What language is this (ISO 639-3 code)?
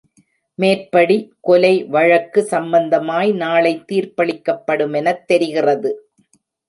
tam